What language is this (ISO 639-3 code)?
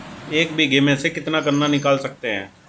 hin